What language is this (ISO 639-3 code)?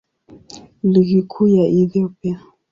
swa